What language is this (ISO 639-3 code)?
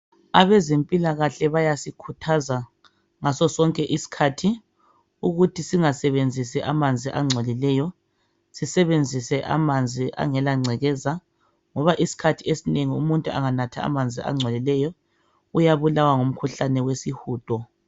nde